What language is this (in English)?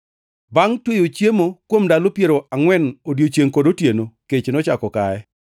Luo (Kenya and Tanzania)